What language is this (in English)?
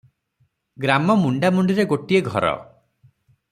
Odia